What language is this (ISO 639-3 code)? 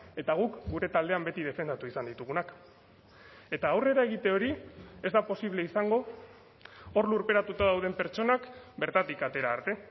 eus